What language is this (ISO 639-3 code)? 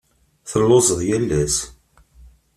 kab